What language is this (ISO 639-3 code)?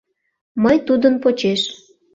chm